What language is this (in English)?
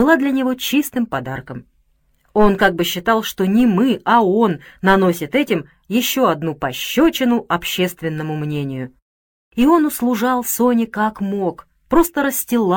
Russian